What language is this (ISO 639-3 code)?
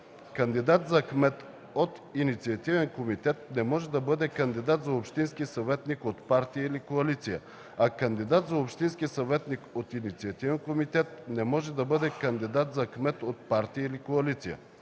bul